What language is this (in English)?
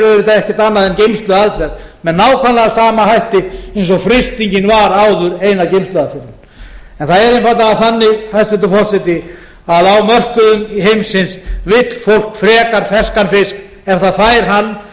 Icelandic